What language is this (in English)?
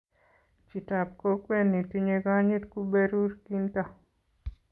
Kalenjin